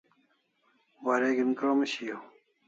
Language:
Kalasha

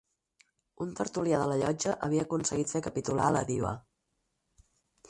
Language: Catalan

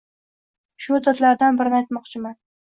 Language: Uzbek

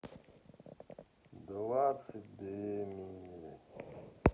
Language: Russian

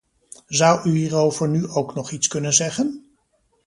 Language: Dutch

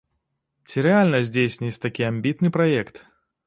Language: Belarusian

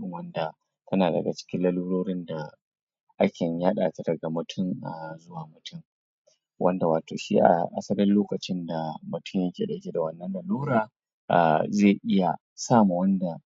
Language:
Hausa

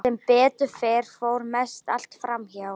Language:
Icelandic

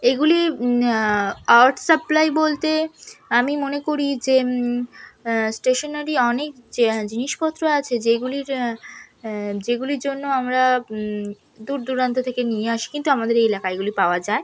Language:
Bangla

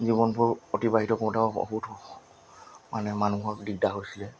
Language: Assamese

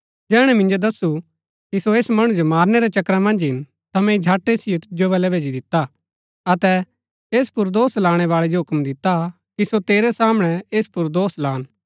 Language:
Gaddi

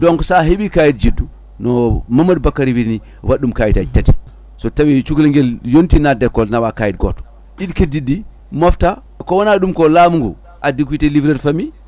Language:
Fula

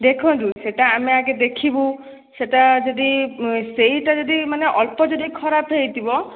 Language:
Odia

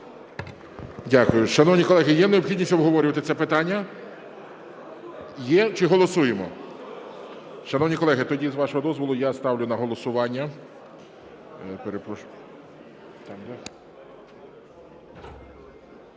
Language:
Ukrainian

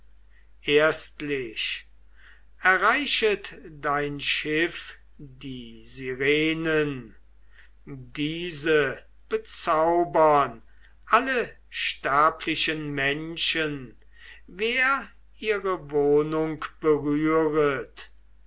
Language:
German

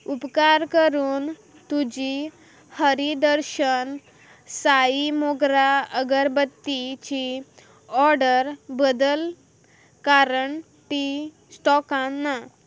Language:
Konkani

